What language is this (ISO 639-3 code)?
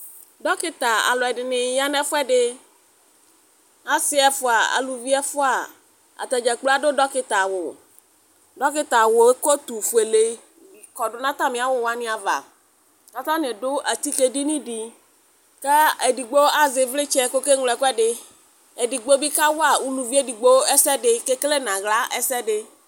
kpo